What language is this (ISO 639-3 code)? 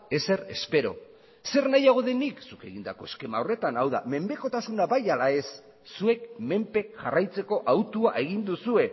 eus